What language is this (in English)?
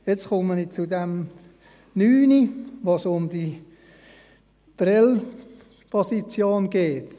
Swiss German